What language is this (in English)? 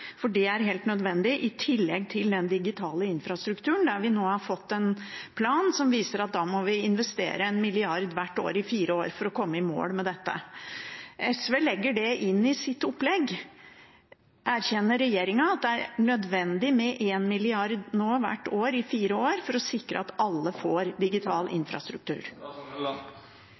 Norwegian Bokmål